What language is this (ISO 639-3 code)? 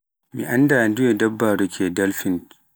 fuf